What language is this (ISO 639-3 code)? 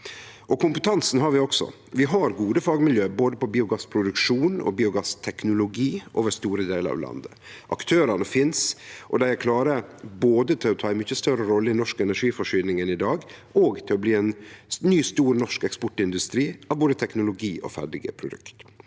nor